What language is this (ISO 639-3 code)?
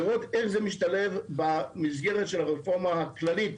heb